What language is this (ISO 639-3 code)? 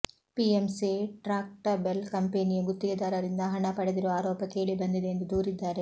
kan